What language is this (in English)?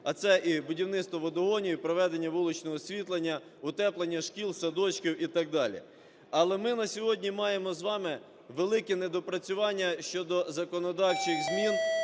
Ukrainian